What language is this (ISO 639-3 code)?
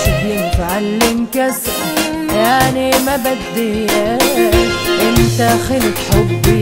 ara